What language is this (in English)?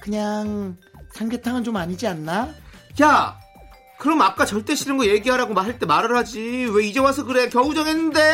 Korean